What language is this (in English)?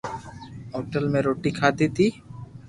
Loarki